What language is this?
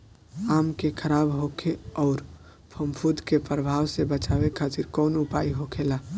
Bhojpuri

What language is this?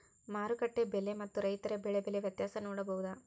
Kannada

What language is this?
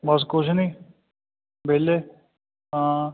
Punjabi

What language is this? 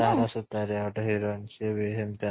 Odia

